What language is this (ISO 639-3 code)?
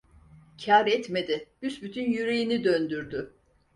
tur